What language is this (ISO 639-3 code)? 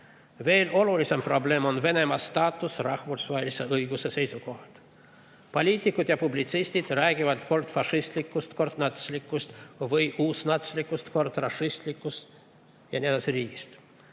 est